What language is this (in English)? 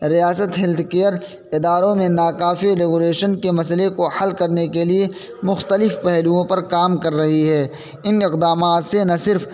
Urdu